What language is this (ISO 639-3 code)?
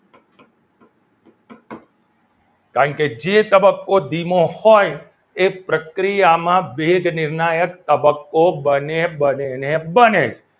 guj